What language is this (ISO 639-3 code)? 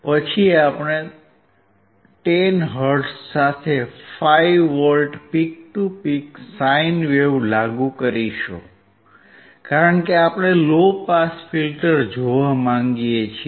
guj